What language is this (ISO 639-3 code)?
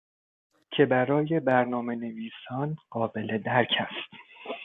fas